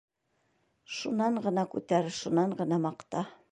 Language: Bashkir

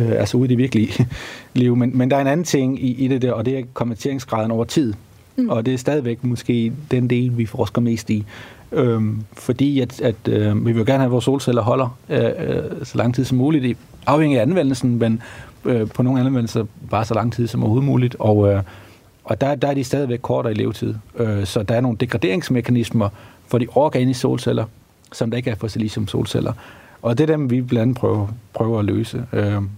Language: Danish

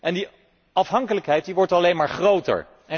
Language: Dutch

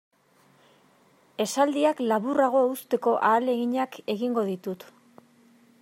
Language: Basque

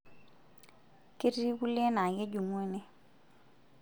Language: Masai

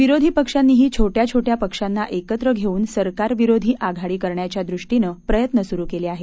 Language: Marathi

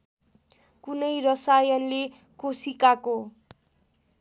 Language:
Nepali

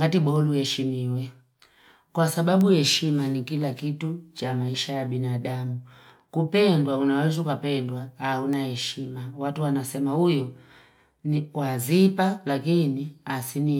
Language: Fipa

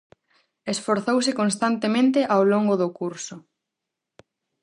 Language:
Galician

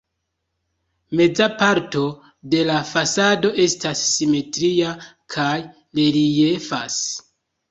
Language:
Esperanto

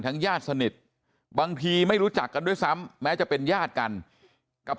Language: Thai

